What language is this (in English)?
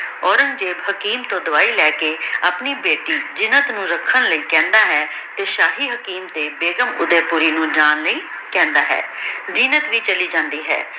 Punjabi